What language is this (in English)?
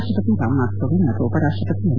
Kannada